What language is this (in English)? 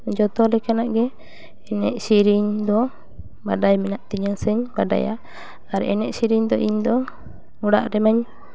Santali